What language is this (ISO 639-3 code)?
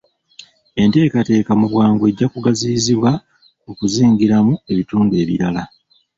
lug